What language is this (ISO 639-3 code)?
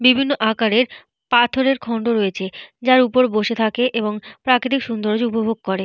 ben